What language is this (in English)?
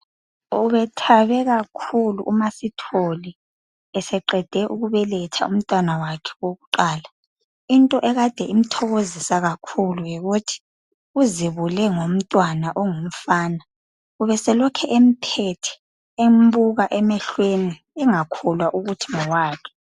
North Ndebele